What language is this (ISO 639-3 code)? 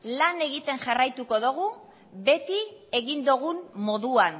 eus